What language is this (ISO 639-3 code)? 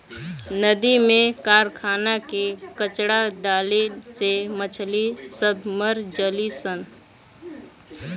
bho